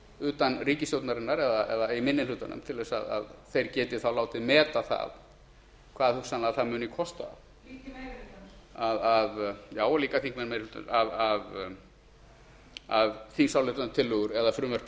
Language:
Icelandic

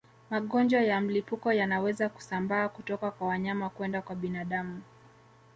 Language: Swahili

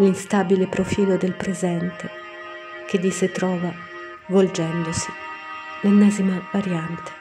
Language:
Italian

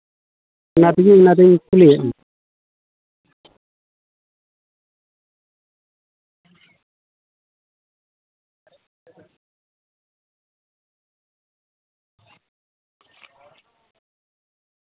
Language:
Santali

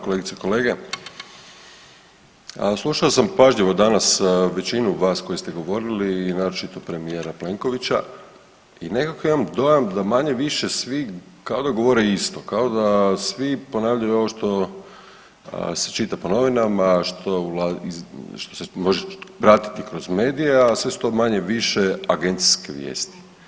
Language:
Croatian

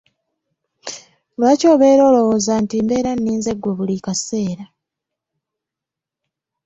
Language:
Ganda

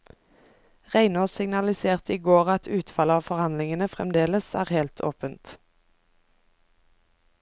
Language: Norwegian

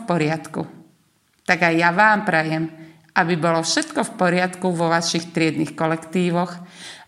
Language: Slovak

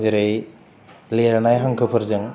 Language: Bodo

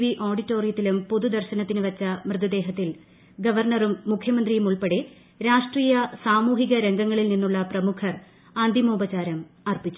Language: Malayalam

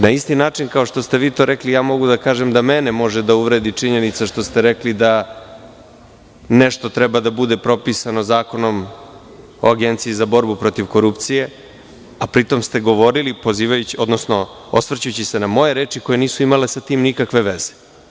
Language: Serbian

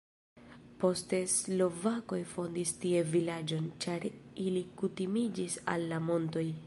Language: Esperanto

